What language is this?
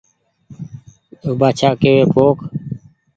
Goaria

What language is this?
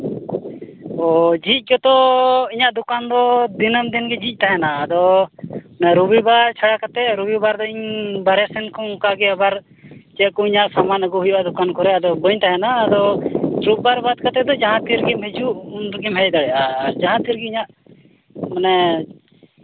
Santali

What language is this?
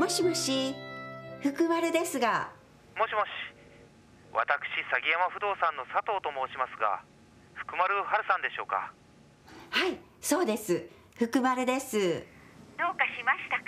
Japanese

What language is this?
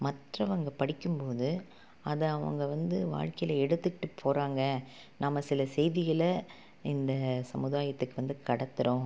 Tamil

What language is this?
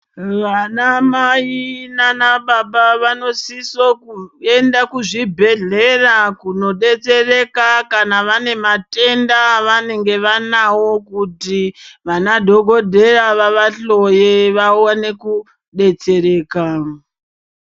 Ndau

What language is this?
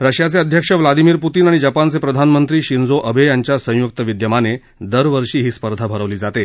Marathi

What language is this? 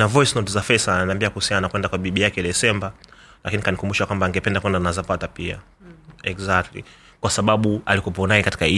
Swahili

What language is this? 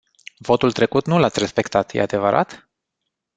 Romanian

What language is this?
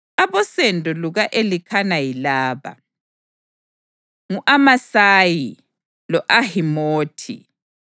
North Ndebele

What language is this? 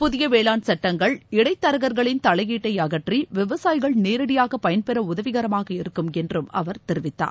Tamil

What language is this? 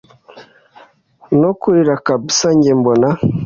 Kinyarwanda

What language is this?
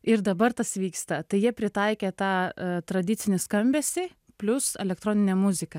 Lithuanian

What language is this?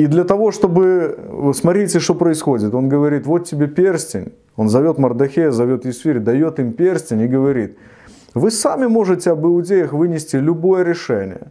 Russian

